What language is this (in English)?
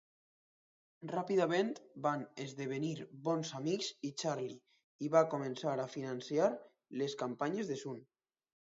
Catalan